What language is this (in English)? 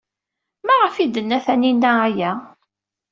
Kabyle